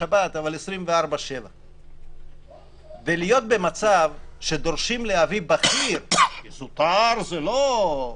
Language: Hebrew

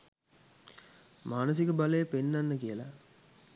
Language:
Sinhala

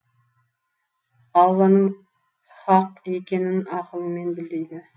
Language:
Kazakh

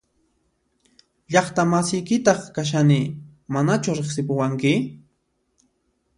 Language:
Puno Quechua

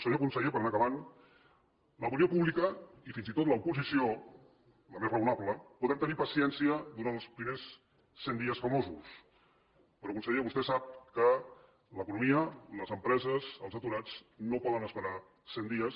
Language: Catalan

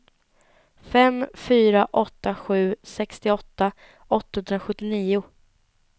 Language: Swedish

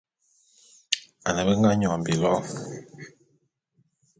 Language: Bulu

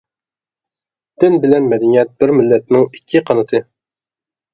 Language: Uyghur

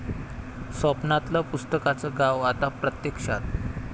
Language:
Marathi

